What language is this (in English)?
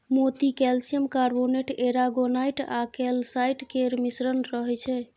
Maithili